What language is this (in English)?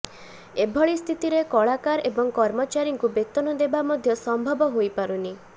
Odia